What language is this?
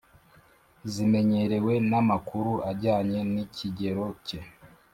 Kinyarwanda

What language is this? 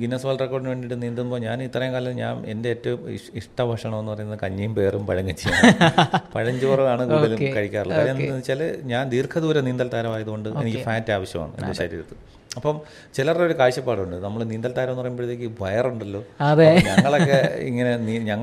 Malayalam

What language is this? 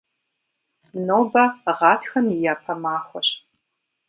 Kabardian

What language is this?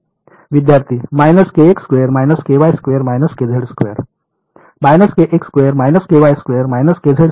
Marathi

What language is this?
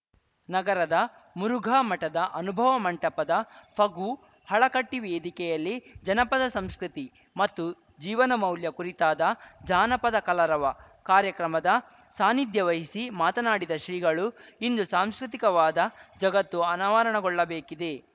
Kannada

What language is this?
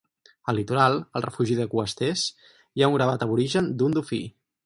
Catalan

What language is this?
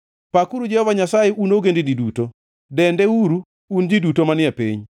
Luo (Kenya and Tanzania)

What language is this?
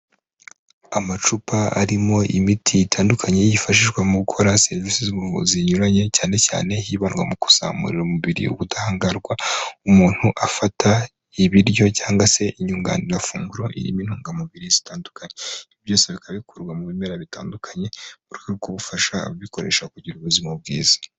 Kinyarwanda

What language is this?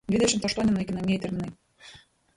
Lithuanian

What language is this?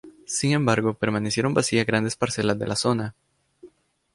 Spanish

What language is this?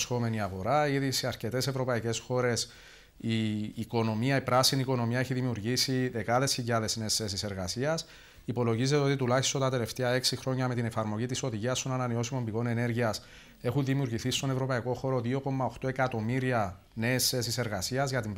Greek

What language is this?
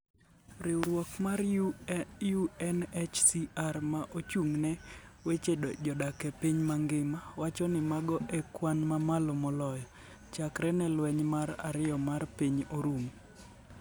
Luo (Kenya and Tanzania)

